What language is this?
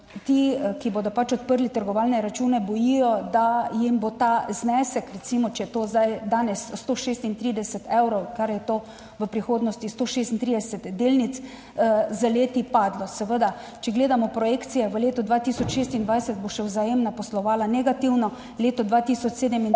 Slovenian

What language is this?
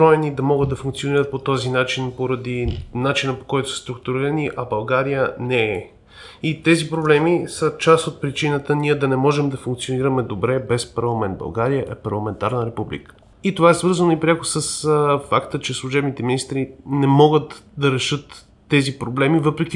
Bulgarian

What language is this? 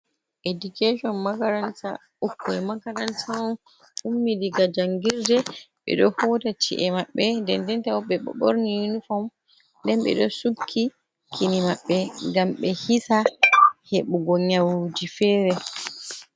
Fula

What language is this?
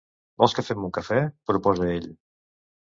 Catalan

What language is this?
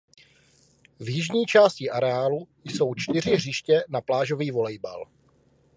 Czech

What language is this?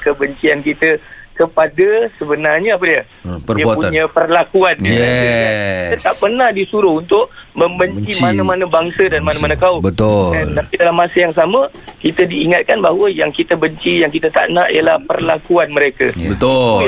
Malay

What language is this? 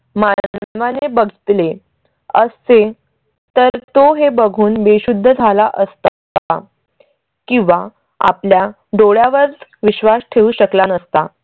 Marathi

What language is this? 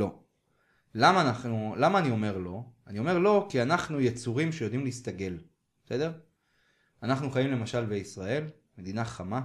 Hebrew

